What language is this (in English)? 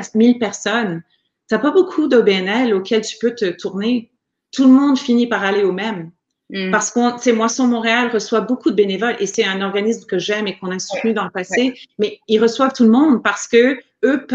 French